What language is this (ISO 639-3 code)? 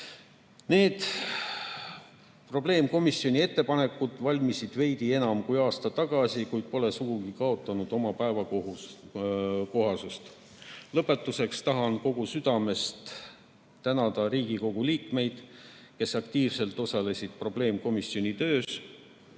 est